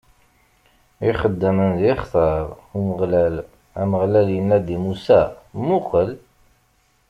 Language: Kabyle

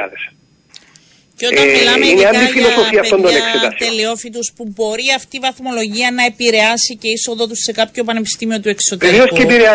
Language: Greek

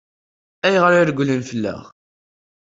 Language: Kabyle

